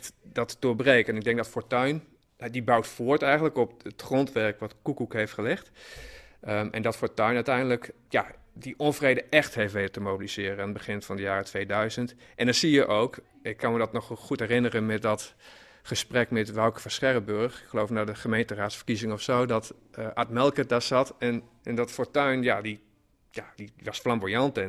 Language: Dutch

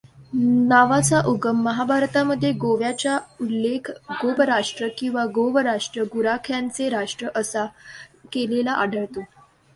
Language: Marathi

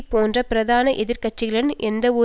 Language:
Tamil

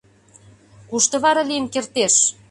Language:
Mari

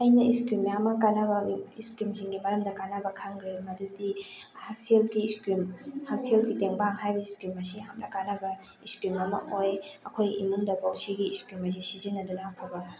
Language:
Manipuri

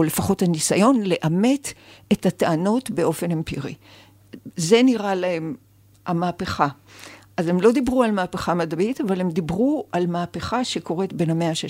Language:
Hebrew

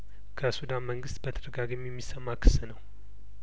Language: Amharic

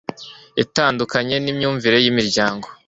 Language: Kinyarwanda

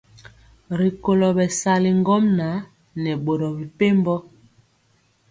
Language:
Mpiemo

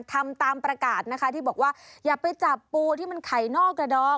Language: Thai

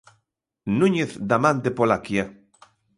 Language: Galician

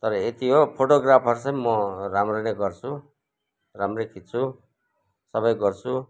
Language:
Nepali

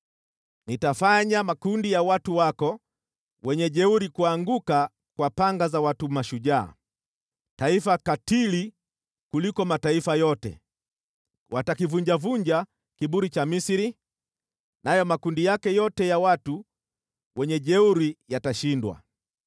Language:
Swahili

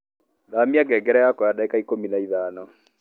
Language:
Kikuyu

